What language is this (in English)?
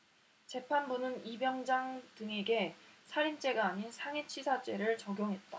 Korean